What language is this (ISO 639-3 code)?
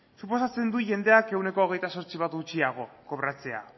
eus